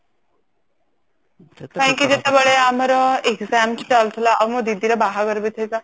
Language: Odia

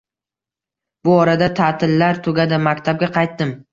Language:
Uzbek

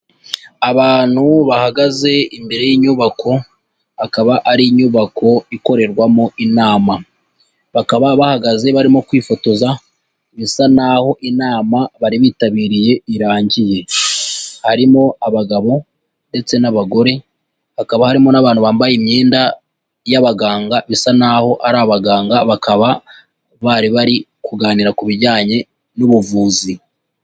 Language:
Kinyarwanda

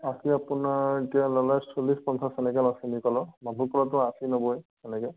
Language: Assamese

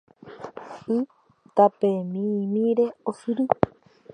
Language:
Guarani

